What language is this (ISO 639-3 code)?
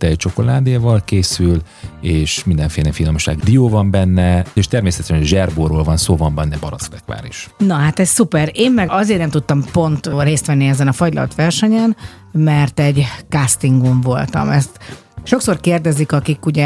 hun